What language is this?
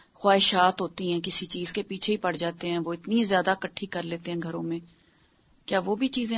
Urdu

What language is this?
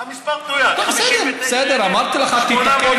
Hebrew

